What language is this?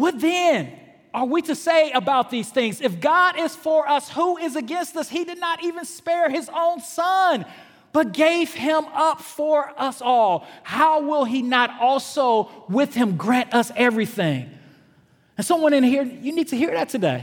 English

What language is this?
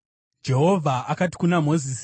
Shona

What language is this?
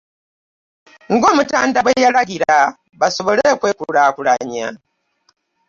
Ganda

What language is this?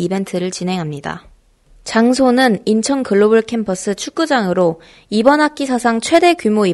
Korean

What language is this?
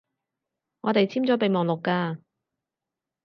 Cantonese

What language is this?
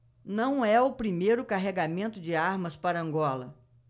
Portuguese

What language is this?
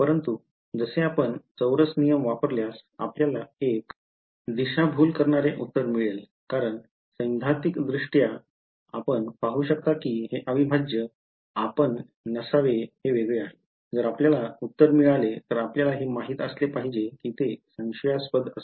Marathi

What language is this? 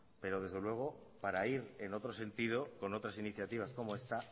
Spanish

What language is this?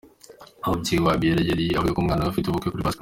Kinyarwanda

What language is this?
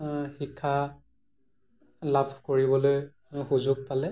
Assamese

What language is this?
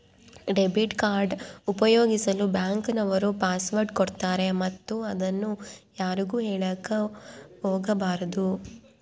Kannada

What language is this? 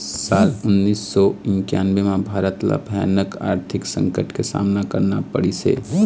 Chhattisgarhi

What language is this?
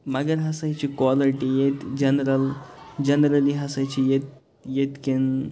Kashmiri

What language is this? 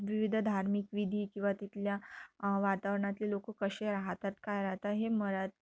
Marathi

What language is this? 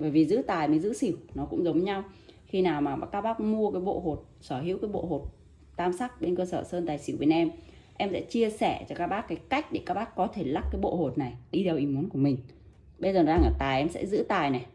Vietnamese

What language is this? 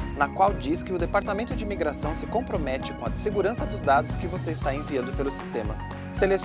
Portuguese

